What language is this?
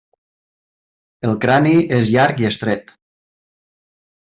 Catalan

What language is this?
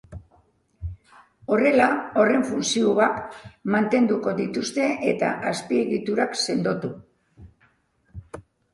Basque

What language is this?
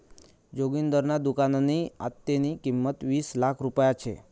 Marathi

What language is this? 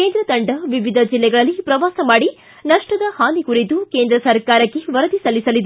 Kannada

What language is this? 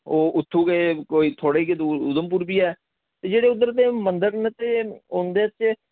Dogri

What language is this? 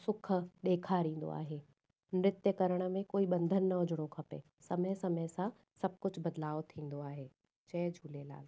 Sindhi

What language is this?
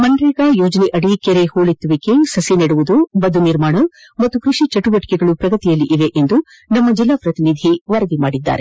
Kannada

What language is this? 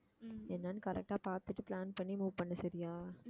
Tamil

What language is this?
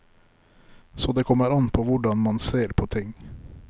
Norwegian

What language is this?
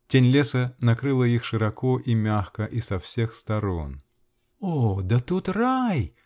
Russian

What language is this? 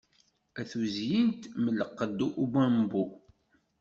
Kabyle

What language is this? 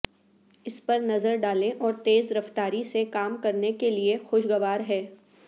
Urdu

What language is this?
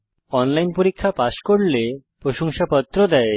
Bangla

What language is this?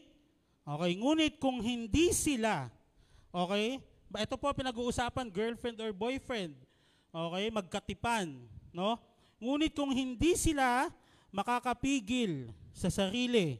Filipino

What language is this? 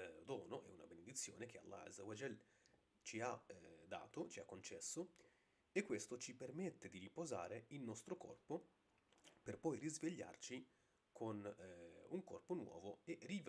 Italian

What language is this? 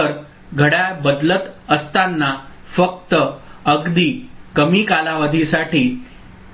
Marathi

